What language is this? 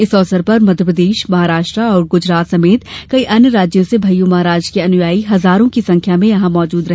Hindi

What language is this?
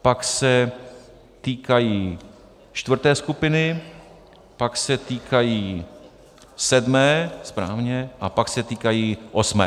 Czech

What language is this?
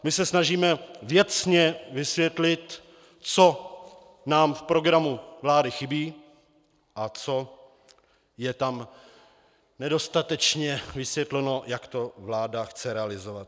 Czech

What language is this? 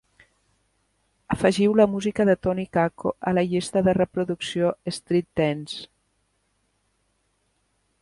Catalan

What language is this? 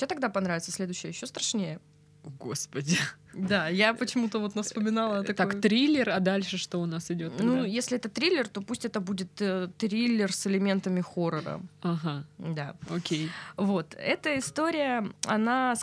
Russian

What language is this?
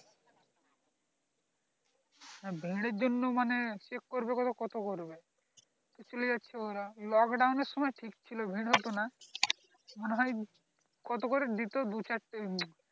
Bangla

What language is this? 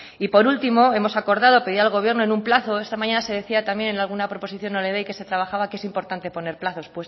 Spanish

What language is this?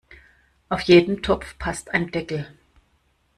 German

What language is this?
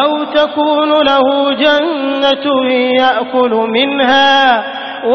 Arabic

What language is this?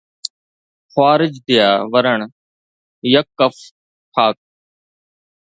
Sindhi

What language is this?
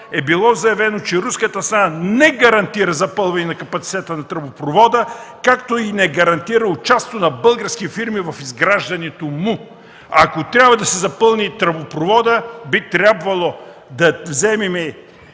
Bulgarian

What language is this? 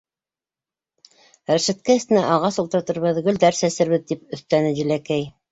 Bashkir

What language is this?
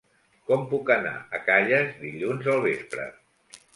Catalan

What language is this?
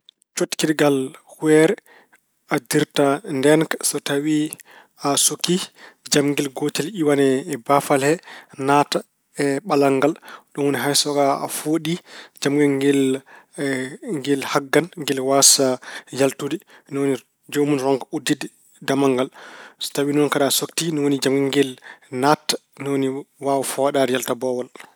Fula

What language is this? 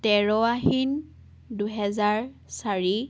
Assamese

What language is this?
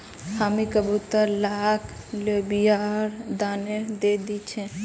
Magahi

